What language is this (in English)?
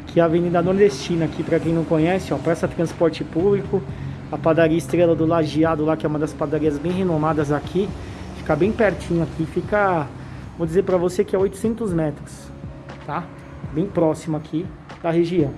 Portuguese